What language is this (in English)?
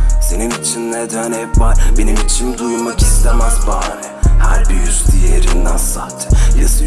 Turkish